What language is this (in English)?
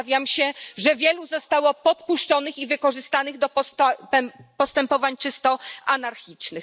Polish